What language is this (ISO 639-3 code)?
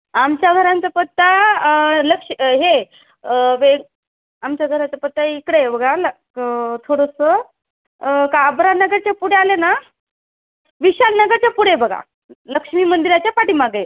mar